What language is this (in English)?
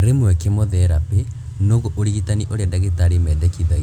Kikuyu